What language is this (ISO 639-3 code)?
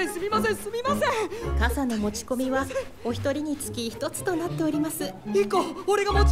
jpn